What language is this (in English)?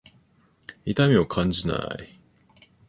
Japanese